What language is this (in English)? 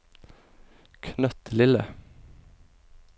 Norwegian